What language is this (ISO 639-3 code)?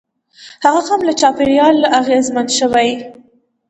pus